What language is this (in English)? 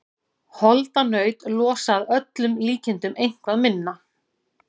Icelandic